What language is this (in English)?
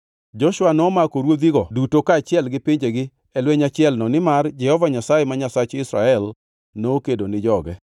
Luo (Kenya and Tanzania)